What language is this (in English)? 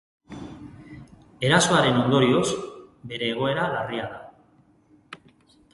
Basque